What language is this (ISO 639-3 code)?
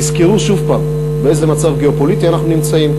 heb